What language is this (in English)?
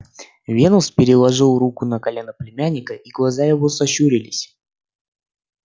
Russian